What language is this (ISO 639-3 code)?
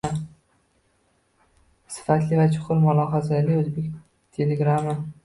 uzb